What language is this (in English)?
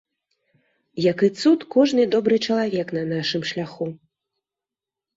Belarusian